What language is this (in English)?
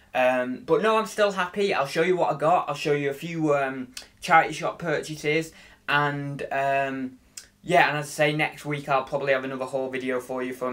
English